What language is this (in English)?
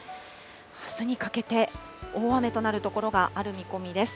Japanese